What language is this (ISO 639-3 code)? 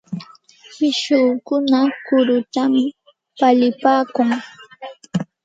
qxt